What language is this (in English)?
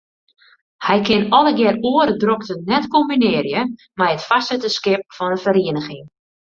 Western Frisian